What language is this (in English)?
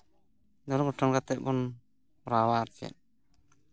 Santali